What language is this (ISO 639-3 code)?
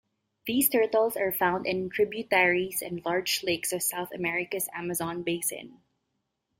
eng